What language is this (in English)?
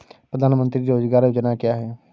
Hindi